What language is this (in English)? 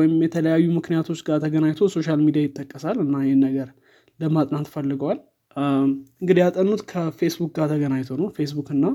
Amharic